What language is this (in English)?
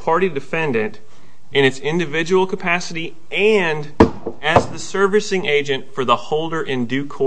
English